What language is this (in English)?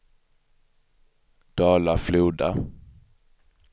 Swedish